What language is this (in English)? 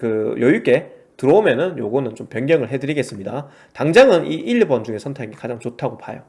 Korean